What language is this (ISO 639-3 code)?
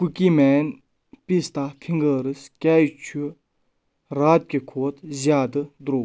kas